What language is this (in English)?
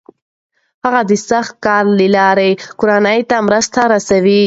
Pashto